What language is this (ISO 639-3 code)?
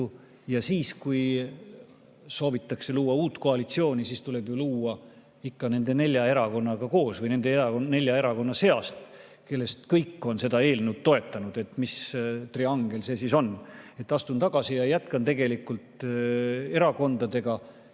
est